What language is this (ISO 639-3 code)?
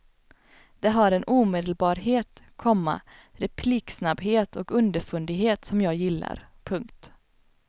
swe